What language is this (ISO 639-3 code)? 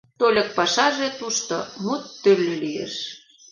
chm